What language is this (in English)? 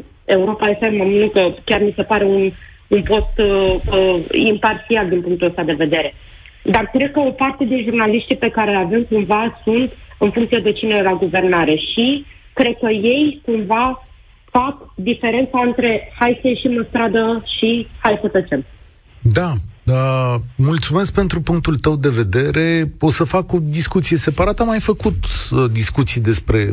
Romanian